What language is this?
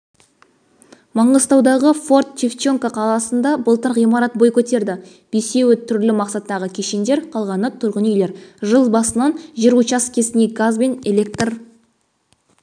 Kazakh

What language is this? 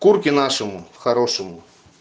Russian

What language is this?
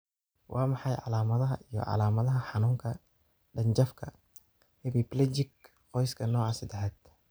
Somali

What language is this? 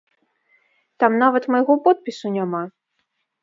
Belarusian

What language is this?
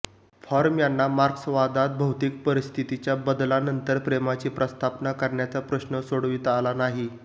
Marathi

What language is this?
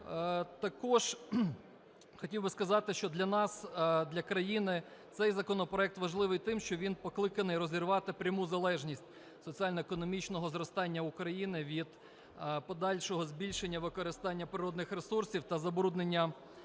Ukrainian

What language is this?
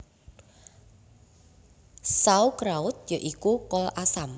Javanese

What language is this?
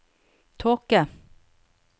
Norwegian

